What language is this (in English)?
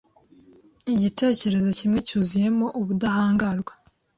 Kinyarwanda